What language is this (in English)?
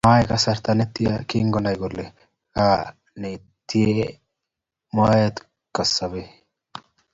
Kalenjin